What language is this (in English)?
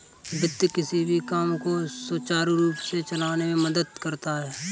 Hindi